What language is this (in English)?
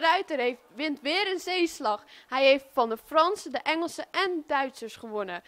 Dutch